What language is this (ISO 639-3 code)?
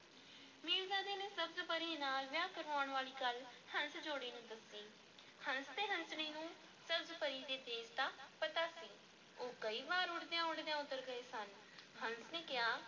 pan